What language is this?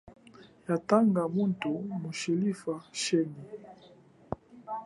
Chokwe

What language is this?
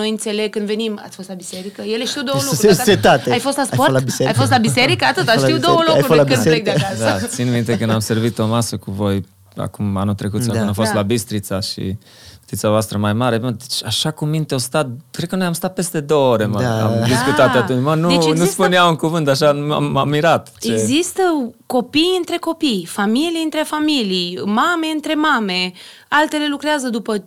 Romanian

